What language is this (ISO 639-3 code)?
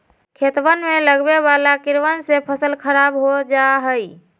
mag